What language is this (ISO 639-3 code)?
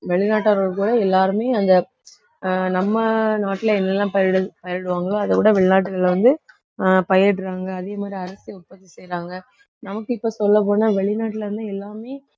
tam